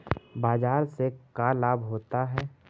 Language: Magahi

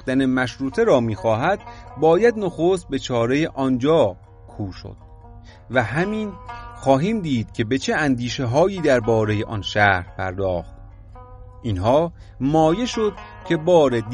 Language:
Persian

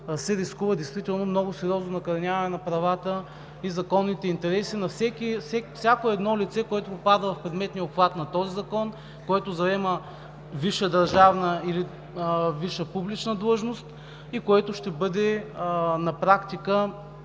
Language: Bulgarian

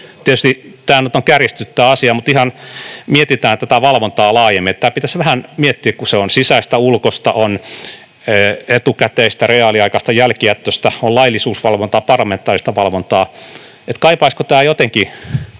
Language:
Finnish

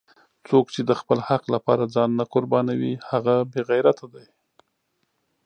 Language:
Pashto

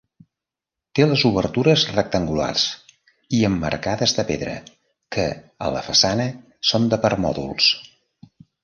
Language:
Catalan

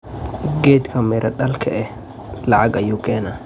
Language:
Somali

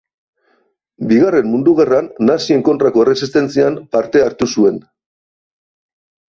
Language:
Basque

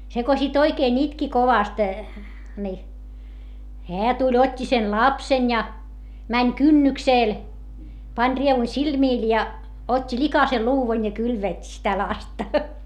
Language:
Finnish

